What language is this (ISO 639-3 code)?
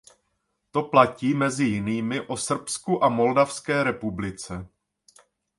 ces